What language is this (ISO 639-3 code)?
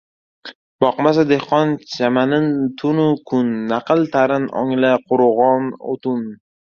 uzb